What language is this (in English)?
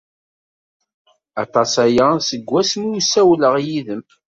Kabyle